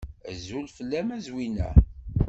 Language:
Kabyle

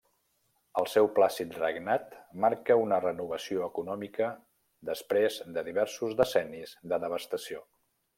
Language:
Catalan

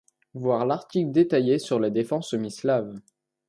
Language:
French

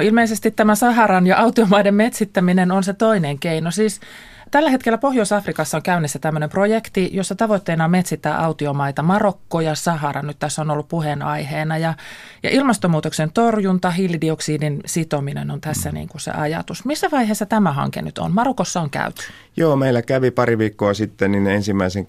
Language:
Finnish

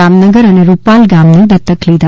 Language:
Gujarati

